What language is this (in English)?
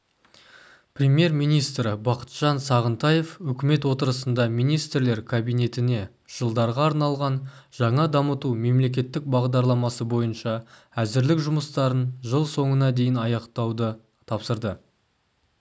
Kazakh